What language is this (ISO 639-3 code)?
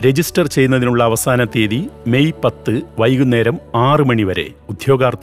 mal